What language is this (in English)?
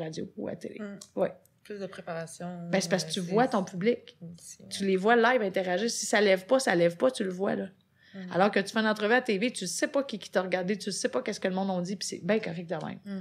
French